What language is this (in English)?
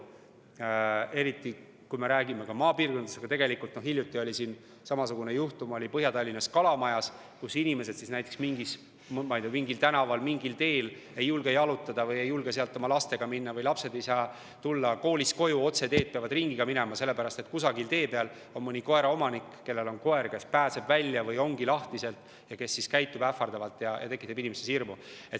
Estonian